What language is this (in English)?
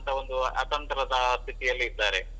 Kannada